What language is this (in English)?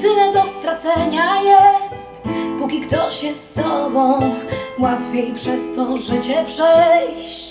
Polish